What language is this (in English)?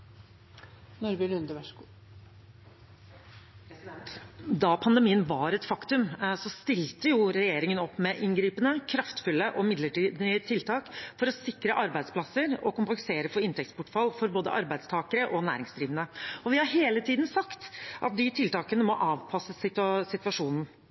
Norwegian Bokmål